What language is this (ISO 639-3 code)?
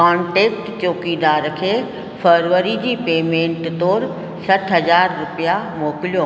snd